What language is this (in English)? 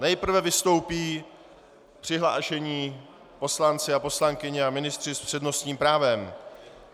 Czech